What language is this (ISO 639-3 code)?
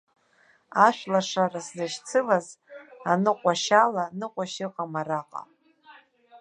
abk